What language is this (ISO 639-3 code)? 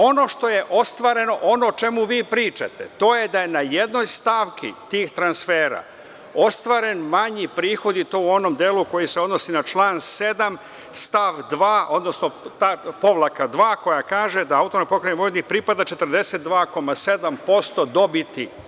srp